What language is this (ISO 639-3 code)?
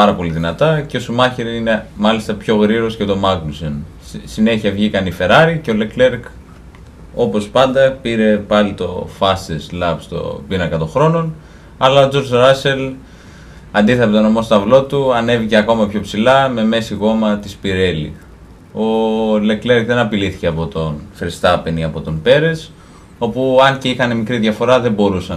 ell